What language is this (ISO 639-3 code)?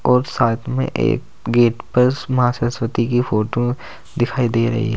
hin